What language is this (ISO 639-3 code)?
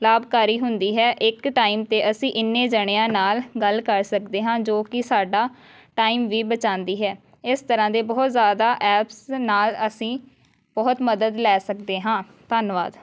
pan